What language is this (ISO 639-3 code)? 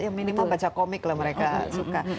ind